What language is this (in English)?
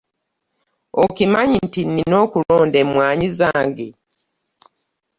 Ganda